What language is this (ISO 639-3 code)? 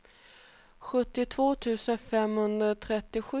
swe